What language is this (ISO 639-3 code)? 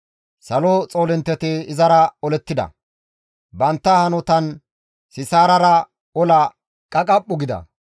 gmv